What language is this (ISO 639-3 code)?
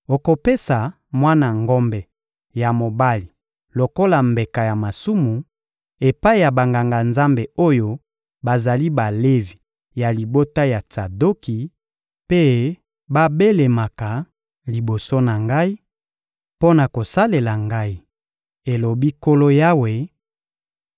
lin